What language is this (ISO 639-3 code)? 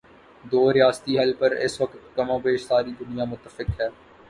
urd